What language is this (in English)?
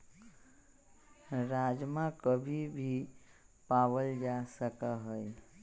Magahi